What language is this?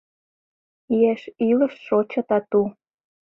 Mari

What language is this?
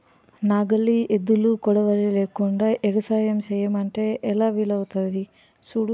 Telugu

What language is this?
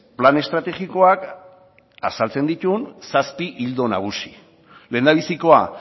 Basque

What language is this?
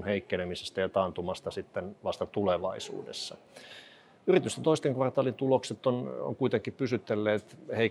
Finnish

